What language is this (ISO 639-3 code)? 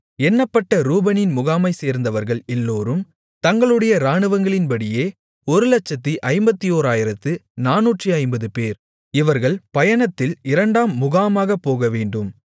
tam